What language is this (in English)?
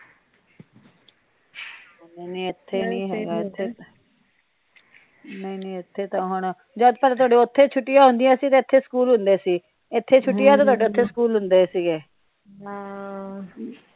Punjabi